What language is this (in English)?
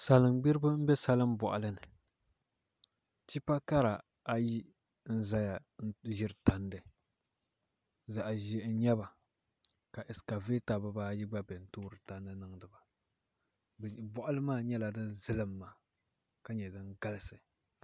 Dagbani